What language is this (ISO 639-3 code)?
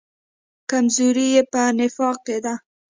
pus